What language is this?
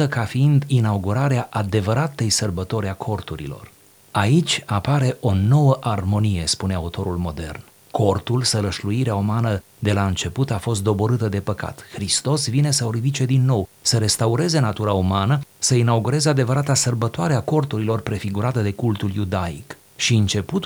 Romanian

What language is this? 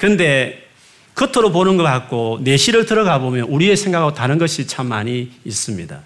Korean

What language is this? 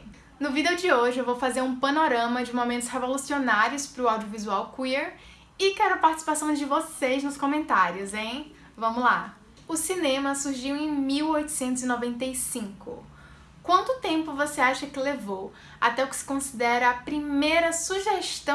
Portuguese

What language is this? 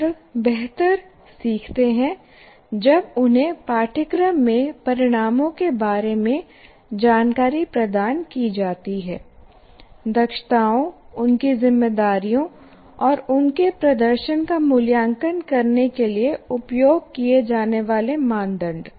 Hindi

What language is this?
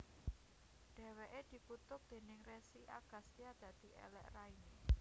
Javanese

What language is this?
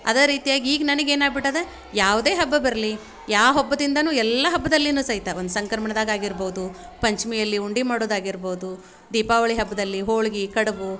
Kannada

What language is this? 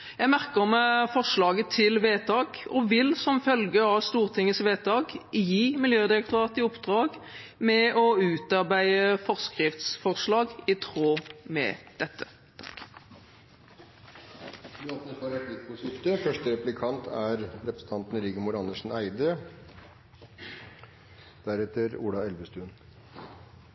Norwegian Bokmål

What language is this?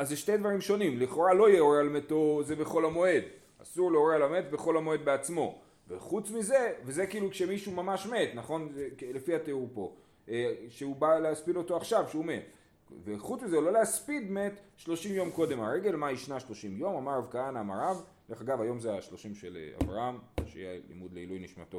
Hebrew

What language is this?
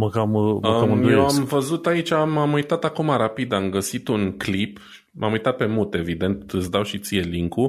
Romanian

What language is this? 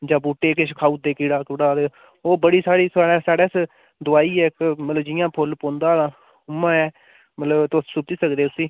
Dogri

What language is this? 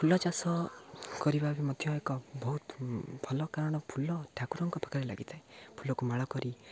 Odia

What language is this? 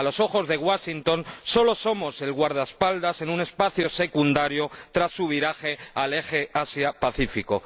Spanish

